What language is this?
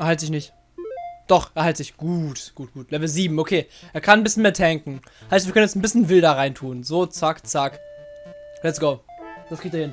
German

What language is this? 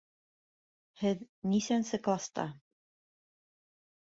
Bashkir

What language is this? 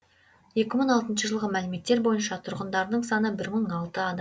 Kazakh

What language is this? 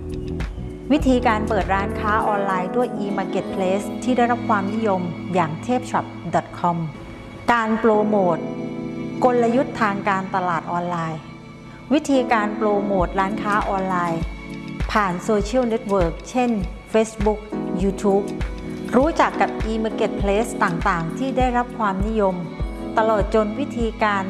Thai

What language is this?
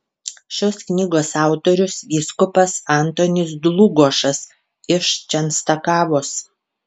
Lithuanian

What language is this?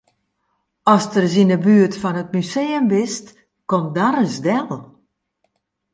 Western Frisian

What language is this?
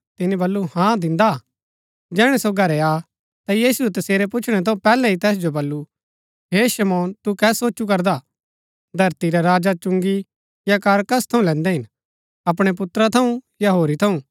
Gaddi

